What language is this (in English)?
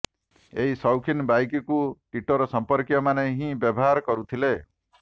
Odia